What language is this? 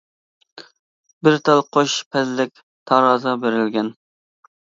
Uyghur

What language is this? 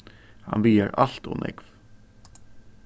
Faroese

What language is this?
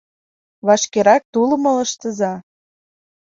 Mari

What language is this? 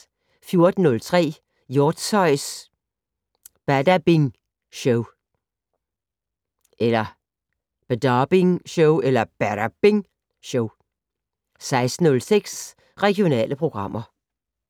Danish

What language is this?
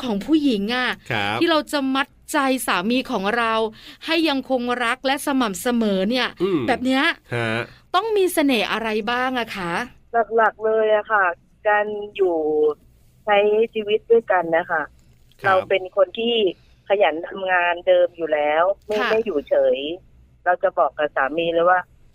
Thai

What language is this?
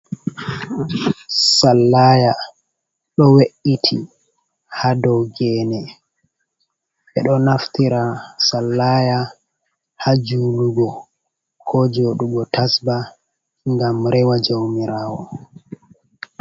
Fula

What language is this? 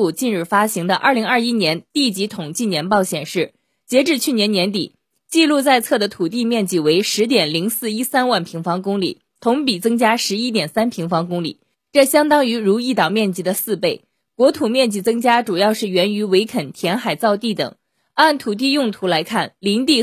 Chinese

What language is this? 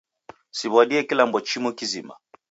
Taita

